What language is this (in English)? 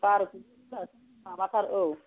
Bodo